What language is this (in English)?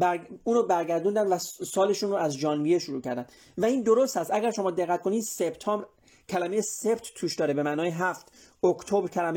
Persian